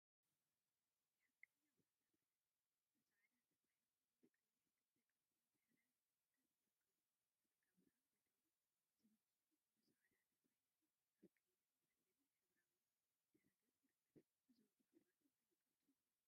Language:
Tigrinya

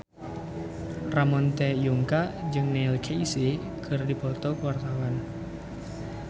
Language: Sundanese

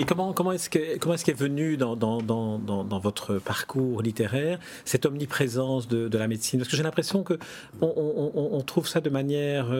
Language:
French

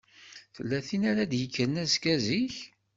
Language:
Kabyle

